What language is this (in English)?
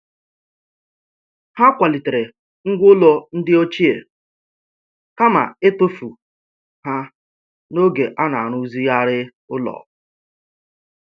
Igbo